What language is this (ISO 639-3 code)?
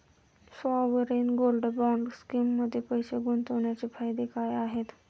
mar